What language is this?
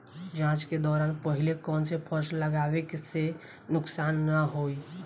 Bhojpuri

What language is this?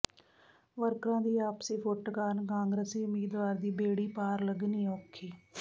Punjabi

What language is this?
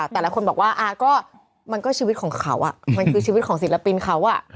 Thai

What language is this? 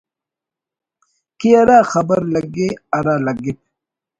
Brahui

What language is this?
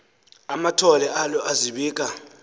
Xhosa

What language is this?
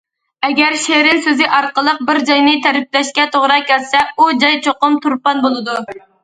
Uyghur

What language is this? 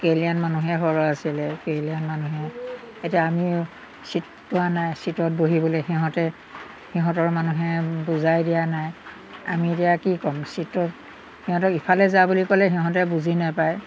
Assamese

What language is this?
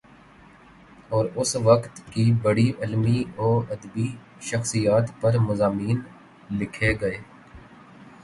Urdu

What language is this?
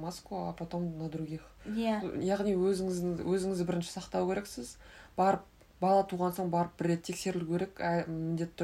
Russian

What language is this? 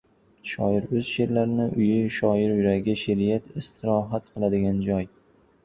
Uzbek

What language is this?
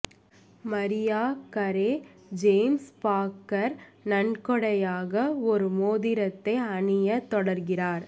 Tamil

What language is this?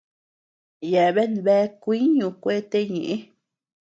Tepeuxila Cuicatec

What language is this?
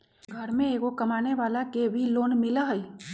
Magahi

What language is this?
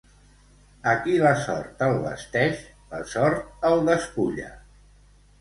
Catalan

